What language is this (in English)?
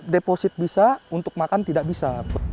Indonesian